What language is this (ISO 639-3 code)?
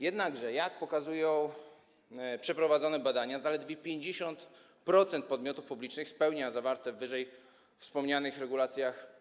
pol